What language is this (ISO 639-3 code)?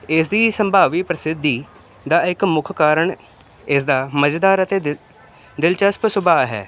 pan